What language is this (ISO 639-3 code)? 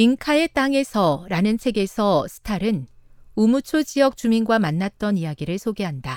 kor